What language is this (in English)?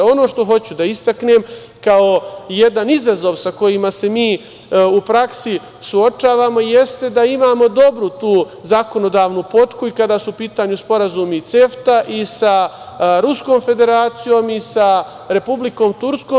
Serbian